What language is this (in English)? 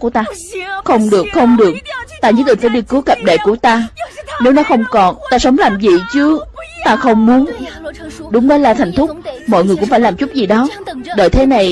Vietnamese